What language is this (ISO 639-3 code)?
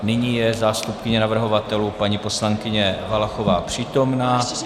ces